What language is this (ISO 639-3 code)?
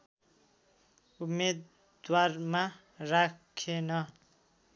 nep